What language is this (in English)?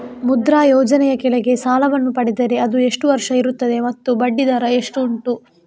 Kannada